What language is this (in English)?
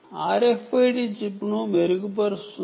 Telugu